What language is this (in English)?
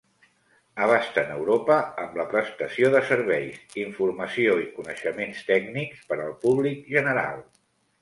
Catalan